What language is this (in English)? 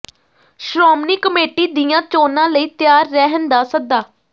Punjabi